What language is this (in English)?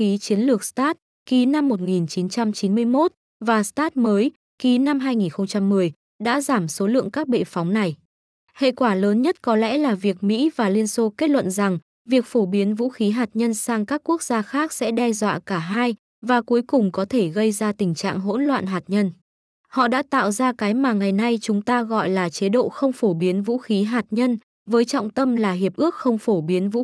Vietnamese